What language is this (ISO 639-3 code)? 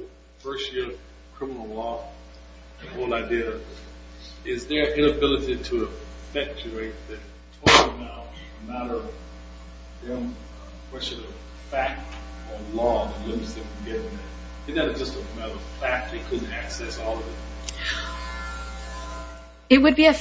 eng